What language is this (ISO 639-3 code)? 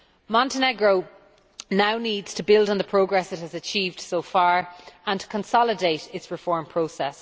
eng